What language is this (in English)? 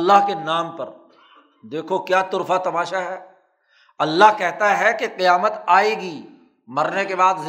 Urdu